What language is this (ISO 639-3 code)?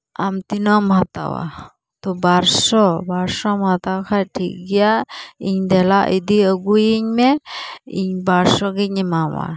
sat